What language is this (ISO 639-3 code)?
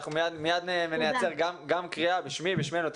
heb